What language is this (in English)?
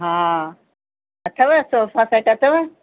Sindhi